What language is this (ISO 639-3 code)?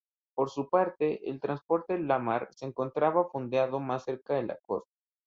spa